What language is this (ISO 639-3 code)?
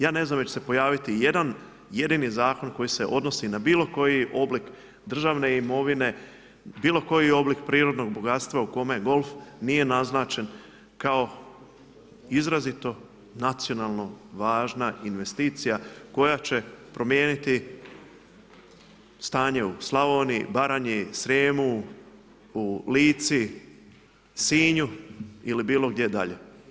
hrv